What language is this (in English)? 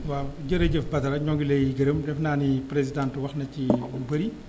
Wolof